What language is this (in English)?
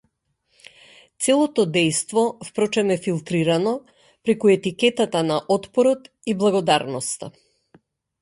Macedonian